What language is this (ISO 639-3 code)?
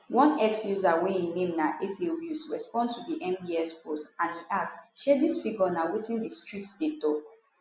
pcm